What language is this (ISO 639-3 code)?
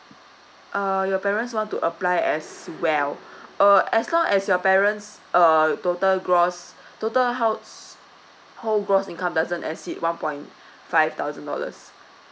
eng